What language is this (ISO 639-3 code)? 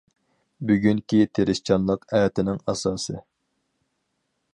uig